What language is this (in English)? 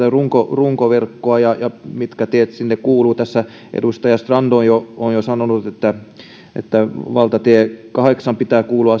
Finnish